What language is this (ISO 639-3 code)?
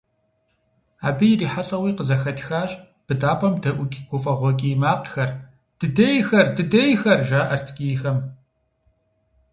kbd